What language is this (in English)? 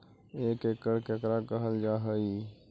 Magahi